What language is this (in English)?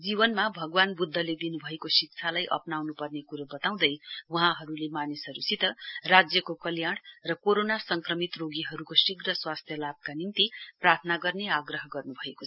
Nepali